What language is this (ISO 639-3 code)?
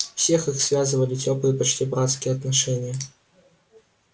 rus